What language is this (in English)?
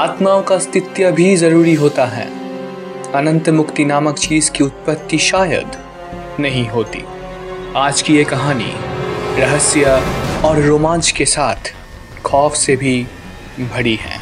Hindi